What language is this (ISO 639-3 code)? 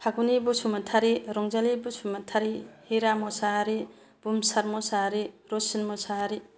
brx